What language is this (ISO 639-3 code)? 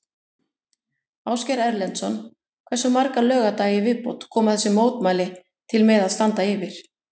isl